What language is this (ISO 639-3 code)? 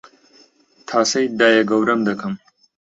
ckb